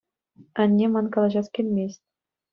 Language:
Chuvash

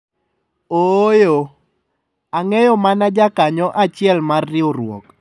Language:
Luo (Kenya and Tanzania)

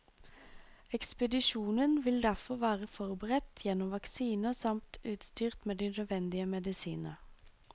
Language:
Norwegian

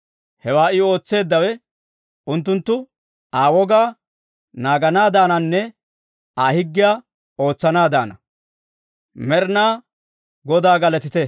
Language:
Dawro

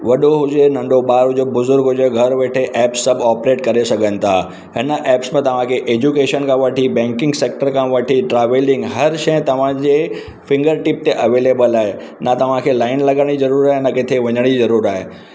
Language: Sindhi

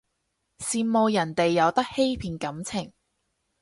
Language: Cantonese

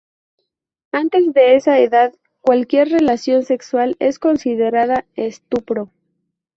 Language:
Spanish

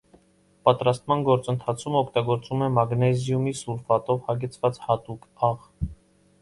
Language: Armenian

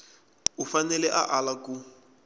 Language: Tsonga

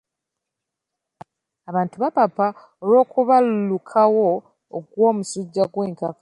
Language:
Ganda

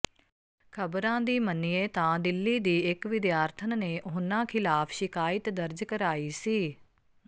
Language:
Punjabi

